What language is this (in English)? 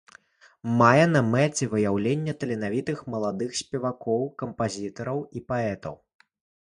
Belarusian